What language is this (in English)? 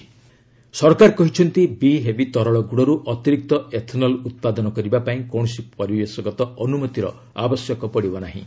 Odia